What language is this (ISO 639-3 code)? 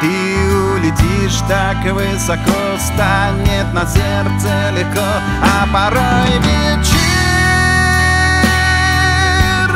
rus